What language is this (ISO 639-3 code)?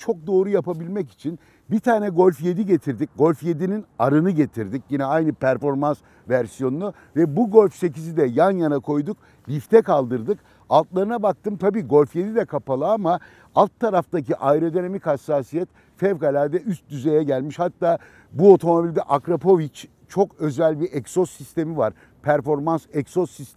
tur